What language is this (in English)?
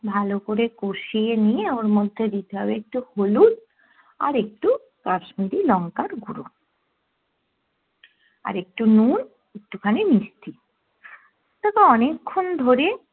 Bangla